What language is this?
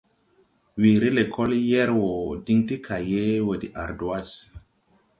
Tupuri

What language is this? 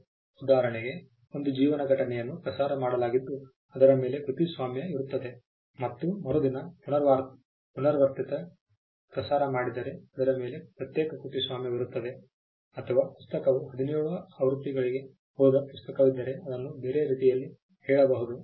Kannada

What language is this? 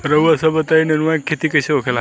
Bhojpuri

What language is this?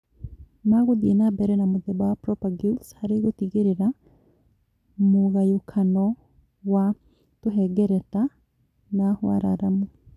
Kikuyu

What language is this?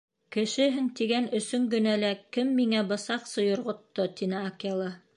Bashkir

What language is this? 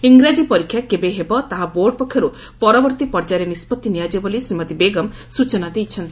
Odia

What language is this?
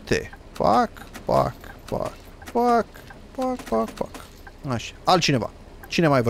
Romanian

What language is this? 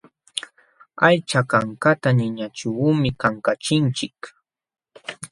Jauja Wanca Quechua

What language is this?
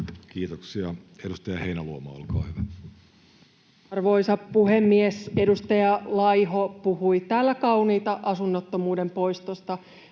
Finnish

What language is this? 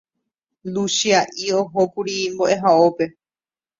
Guarani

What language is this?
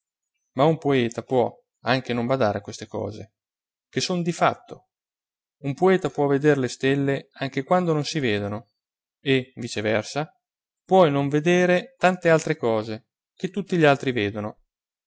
Italian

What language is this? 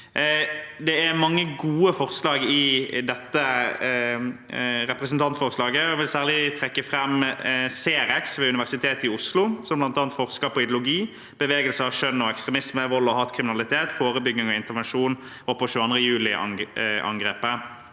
Norwegian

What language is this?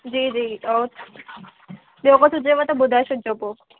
Sindhi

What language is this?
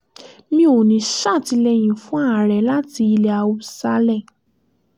Yoruba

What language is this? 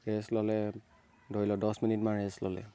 Assamese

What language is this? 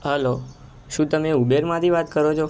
Gujarati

